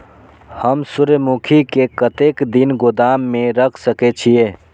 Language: Maithili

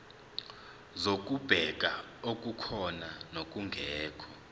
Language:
Zulu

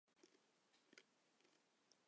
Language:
Chinese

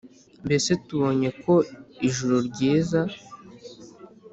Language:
Kinyarwanda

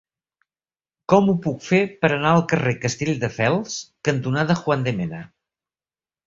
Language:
Catalan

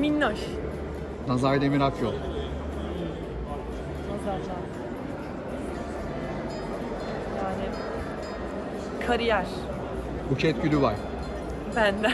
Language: Turkish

